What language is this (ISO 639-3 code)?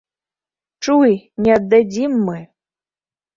bel